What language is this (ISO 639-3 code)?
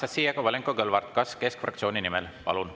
est